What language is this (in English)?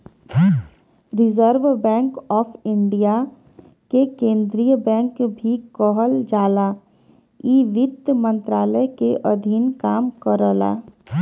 Bhojpuri